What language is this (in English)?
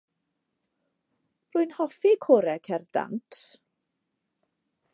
Welsh